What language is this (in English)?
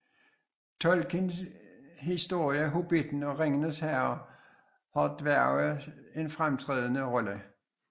Danish